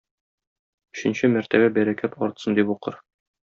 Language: Tatar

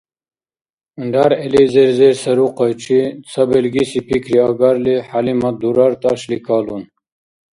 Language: Dargwa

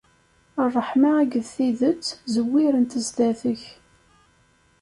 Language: Kabyle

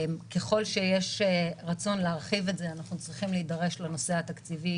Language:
Hebrew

